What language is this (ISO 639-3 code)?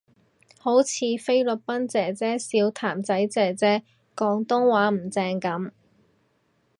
yue